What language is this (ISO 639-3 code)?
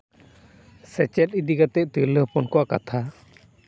sat